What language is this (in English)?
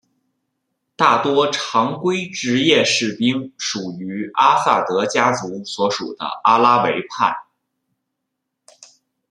Chinese